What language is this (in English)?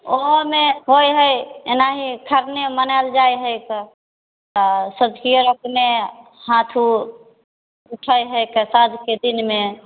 Maithili